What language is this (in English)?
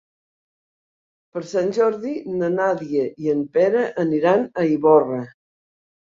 Catalan